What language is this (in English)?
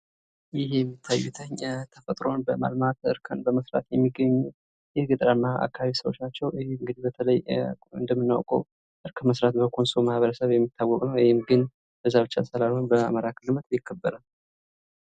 Amharic